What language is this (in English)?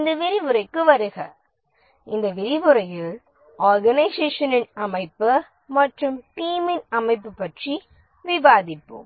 Tamil